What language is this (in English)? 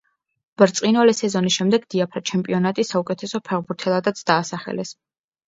Georgian